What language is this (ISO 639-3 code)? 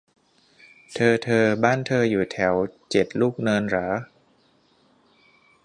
tha